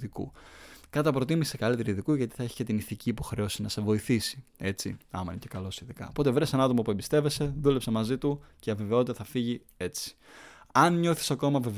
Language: Greek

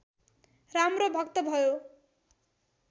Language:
Nepali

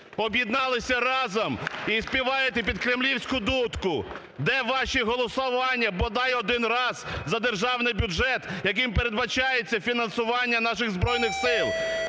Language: Ukrainian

